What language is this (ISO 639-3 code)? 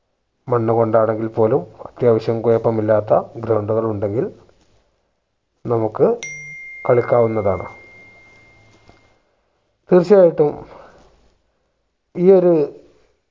mal